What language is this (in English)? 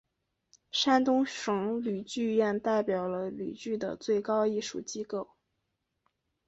Chinese